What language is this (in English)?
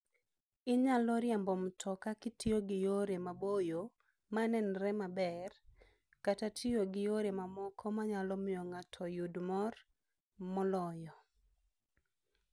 Luo (Kenya and Tanzania)